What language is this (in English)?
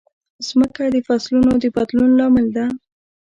Pashto